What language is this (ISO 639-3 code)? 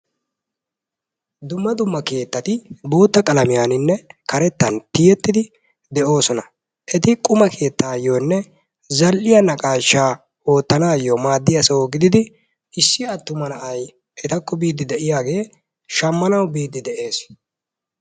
wal